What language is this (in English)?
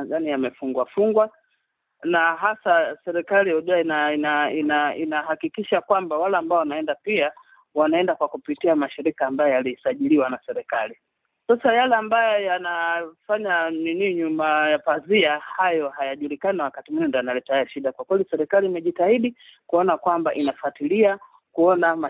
Swahili